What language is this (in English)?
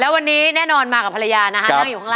Thai